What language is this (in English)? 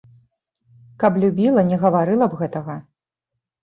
Belarusian